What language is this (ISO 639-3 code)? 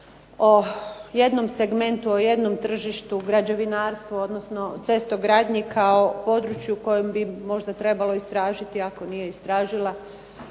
hrv